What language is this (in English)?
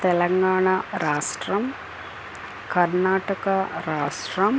Telugu